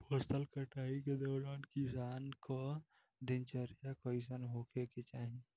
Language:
Bhojpuri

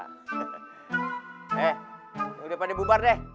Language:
Indonesian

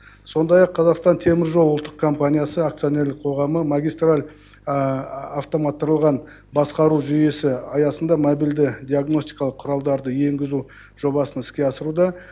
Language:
Kazakh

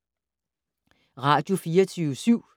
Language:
Danish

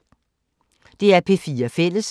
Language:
Danish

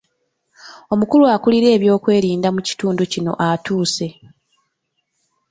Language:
Ganda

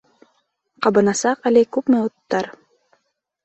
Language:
Bashkir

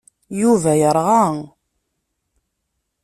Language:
Kabyle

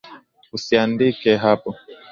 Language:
Swahili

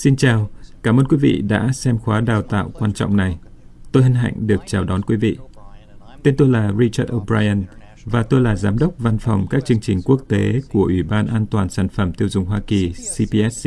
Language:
Vietnamese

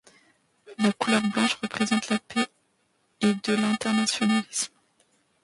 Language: French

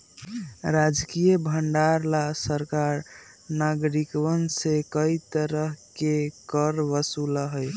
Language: Magahi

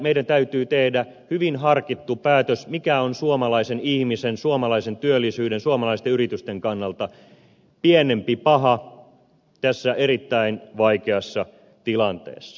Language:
Finnish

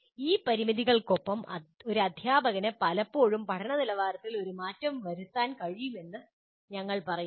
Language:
Malayalam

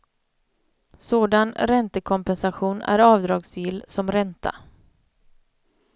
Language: Swedish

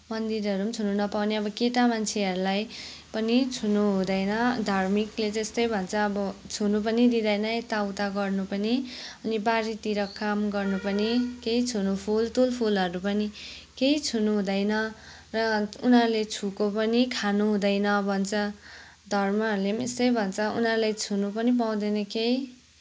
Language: Nepali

